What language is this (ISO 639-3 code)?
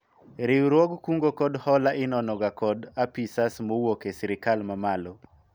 luo